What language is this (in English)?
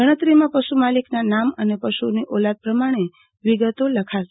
Gujarati